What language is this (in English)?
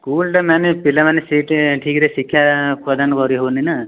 Odia